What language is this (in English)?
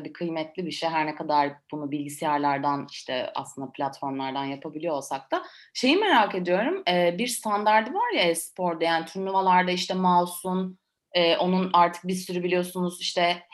Turkish